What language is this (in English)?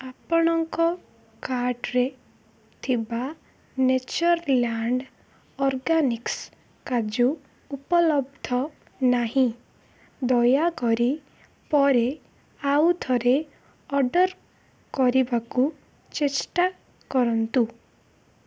Odia